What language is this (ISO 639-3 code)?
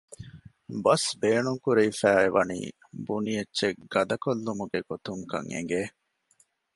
div